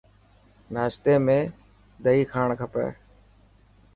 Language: Dhatki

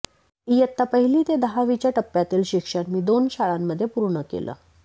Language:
Marathi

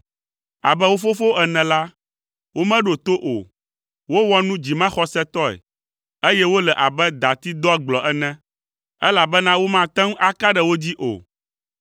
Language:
Ewe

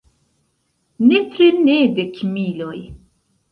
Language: Esperanto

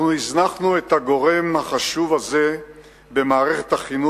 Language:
Hebrew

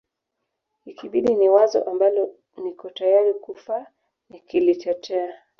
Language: Swahili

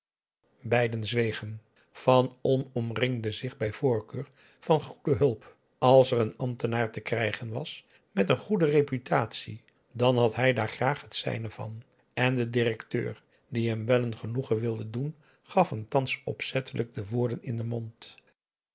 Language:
Dutch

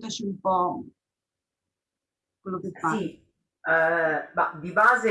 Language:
Italian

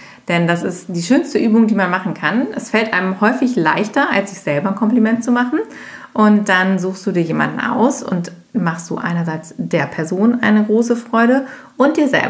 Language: German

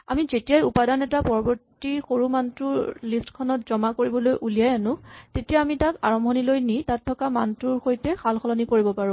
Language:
Assamese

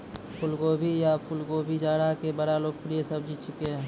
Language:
Maithili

